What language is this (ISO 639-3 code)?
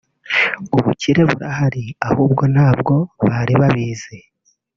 kin